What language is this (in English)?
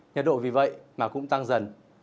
Vietnamese